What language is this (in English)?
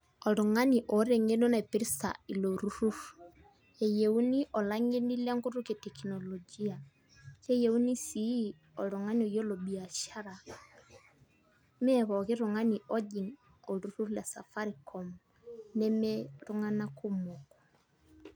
Masai